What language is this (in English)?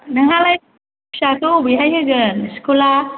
Bodo